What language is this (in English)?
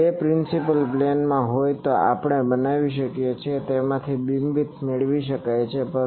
Gujarati